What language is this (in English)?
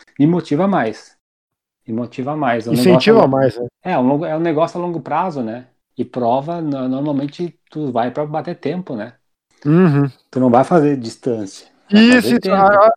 Portuguese